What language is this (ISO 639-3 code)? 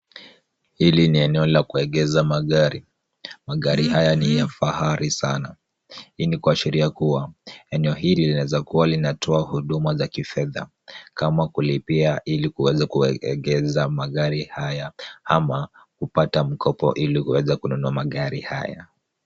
swa